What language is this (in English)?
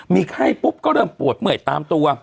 Thai